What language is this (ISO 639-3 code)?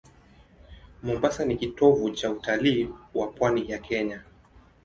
swa